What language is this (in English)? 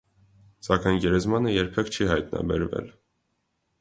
Armenian